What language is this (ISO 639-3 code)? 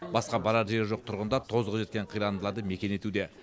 kaz